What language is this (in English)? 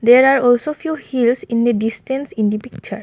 English